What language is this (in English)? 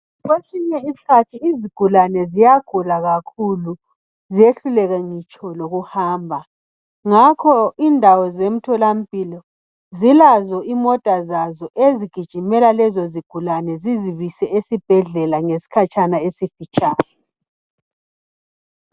North Ndebele